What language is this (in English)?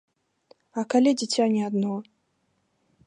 Belarusian